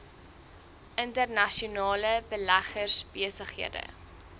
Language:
Afrikaans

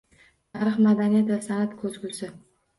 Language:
Uzbek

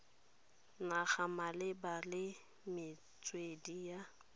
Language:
Tswana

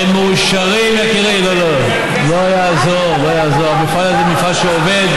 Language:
Hebrew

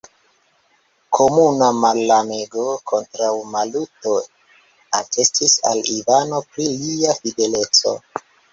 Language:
Esperanto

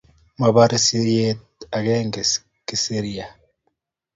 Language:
Kalenjin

